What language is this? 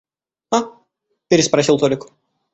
Russian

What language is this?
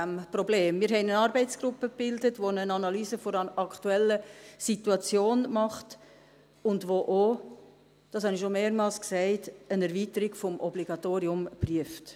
Swiss German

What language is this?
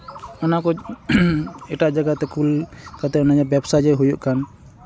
Santali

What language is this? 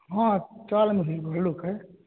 Maithili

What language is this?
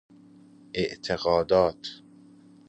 Persian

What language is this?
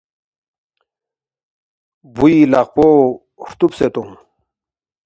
Balti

